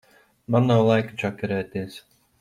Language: Latvian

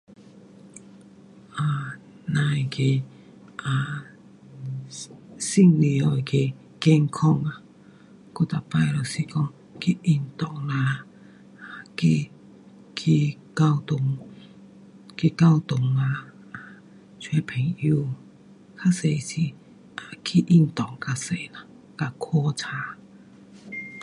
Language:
Pu-Xian Chinese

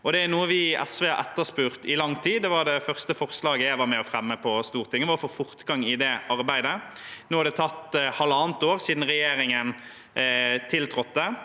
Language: Norwegian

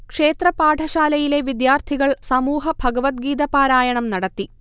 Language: Malayalam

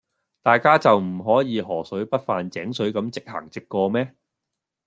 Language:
Cantonese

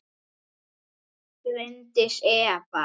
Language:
Icelandic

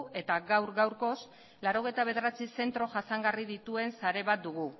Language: Basque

